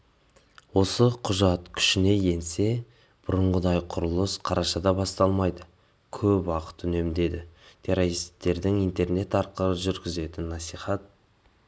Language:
Kazakh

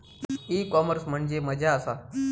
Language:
Marathi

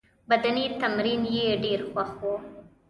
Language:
Pashto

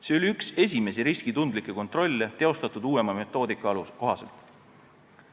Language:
Estonian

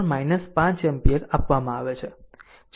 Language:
Gujarati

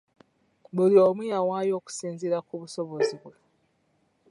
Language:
Ganda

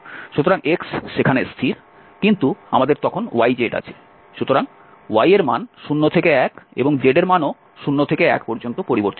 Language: Bangla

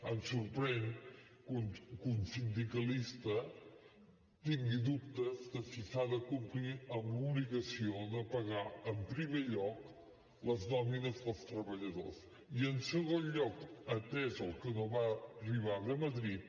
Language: Catalan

